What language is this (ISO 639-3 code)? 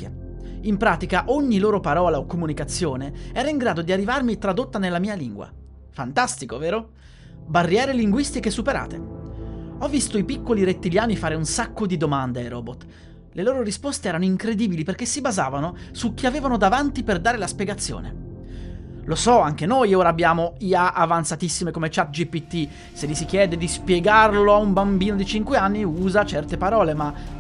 ita